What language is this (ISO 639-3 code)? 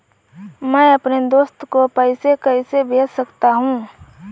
hin